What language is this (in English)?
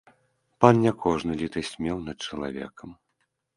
Belarusian